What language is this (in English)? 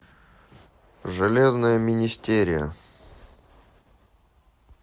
Russian